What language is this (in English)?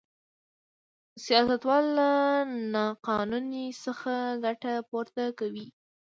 Pashto